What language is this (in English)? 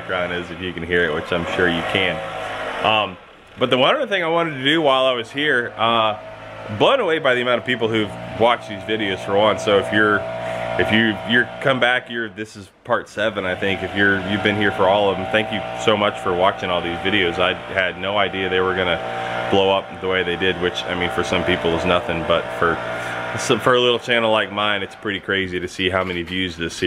English